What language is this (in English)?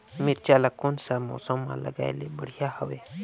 Chhattisgarhi